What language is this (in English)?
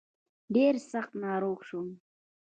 Pashto